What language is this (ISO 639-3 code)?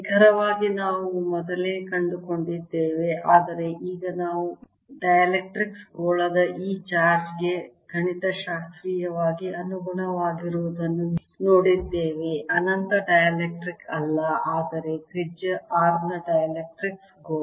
kan